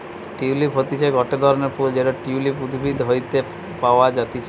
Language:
Bangla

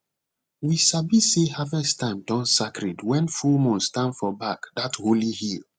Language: Nigerian Pidgin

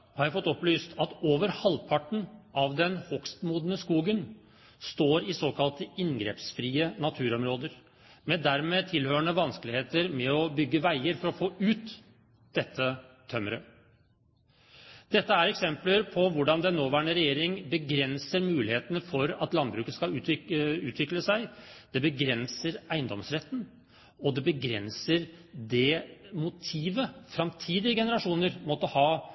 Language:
Norwegian Bokmål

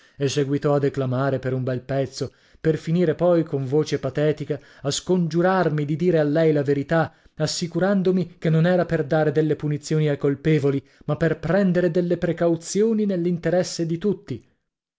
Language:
Italian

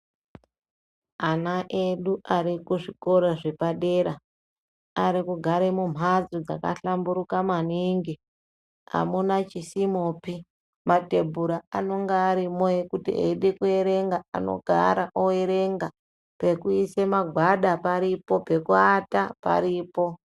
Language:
Ndau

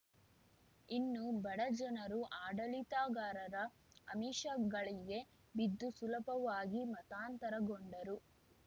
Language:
Kannada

